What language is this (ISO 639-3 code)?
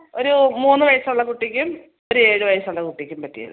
mal